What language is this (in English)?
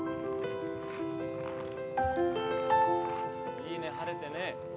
Japanese